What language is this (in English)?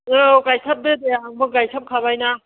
Bodo